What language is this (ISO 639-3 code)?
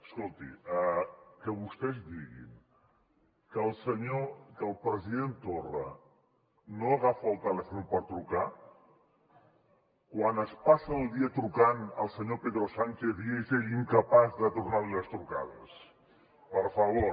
cat